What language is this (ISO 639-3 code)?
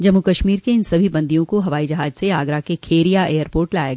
hin